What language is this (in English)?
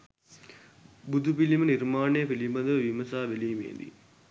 Sinhala